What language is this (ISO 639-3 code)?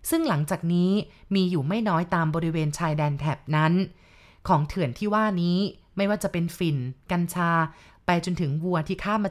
tha